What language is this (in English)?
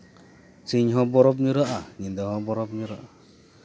Santali